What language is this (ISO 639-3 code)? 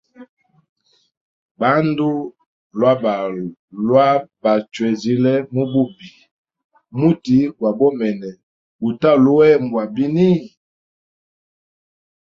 hem